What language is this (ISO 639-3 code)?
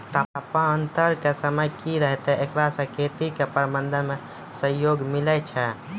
mai